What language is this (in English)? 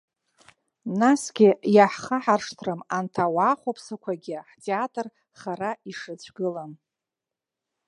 Abkhazian